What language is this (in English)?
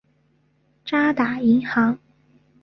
Chinese